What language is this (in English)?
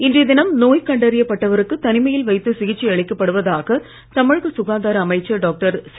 Tamil